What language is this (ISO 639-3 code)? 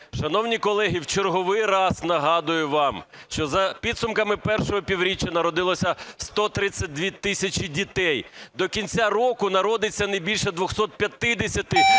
ukr